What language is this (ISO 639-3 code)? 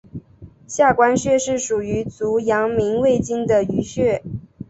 zho